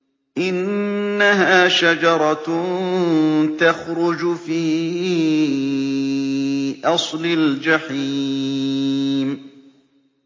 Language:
Arabic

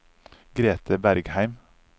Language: Norwegian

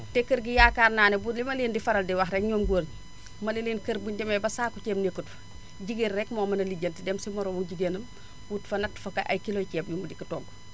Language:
Wolof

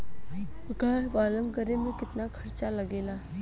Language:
Bhojpuri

